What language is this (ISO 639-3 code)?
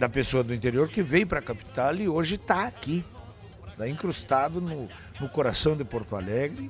por